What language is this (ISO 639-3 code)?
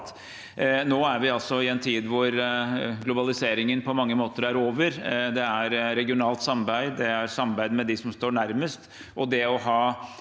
nor